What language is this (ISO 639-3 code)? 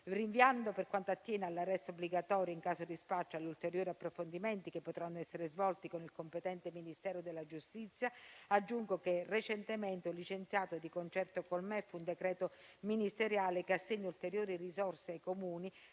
ita